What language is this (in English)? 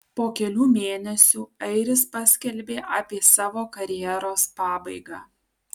Lithuanian